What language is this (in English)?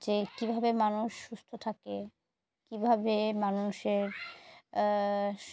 Bangla